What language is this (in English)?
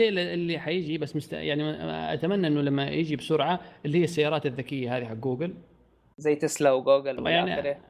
Arabic